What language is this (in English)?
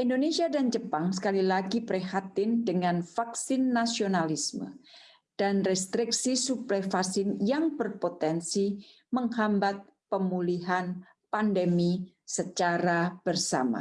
Indonesian